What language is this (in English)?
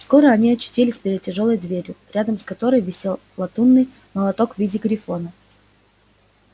Russian